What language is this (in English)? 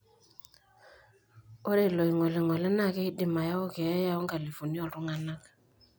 Masai